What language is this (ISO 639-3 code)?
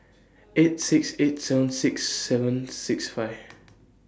eng